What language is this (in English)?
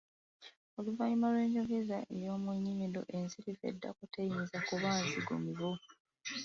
Ganda